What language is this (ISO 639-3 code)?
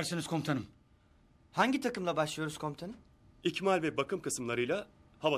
tur